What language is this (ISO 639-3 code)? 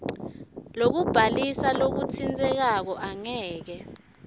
ssw